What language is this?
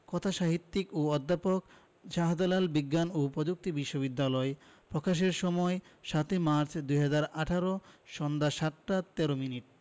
Bangla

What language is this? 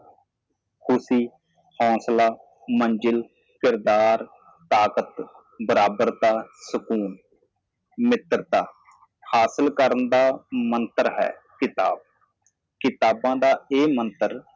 Punjabi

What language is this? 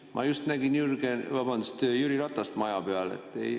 Estonian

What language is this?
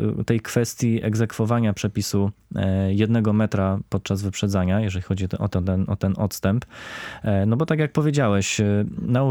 Polish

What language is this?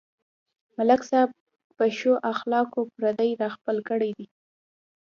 Pashto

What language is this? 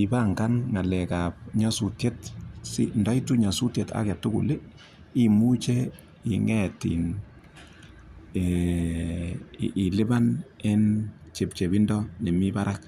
Kalenjin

